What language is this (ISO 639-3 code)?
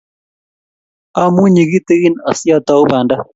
kln